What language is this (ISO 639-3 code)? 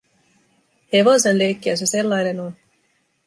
fin